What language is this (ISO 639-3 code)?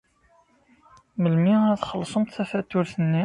kab